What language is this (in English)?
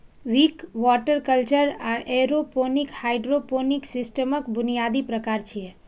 Maithili